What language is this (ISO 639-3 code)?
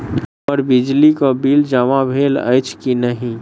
mai